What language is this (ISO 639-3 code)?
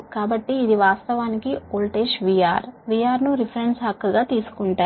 tel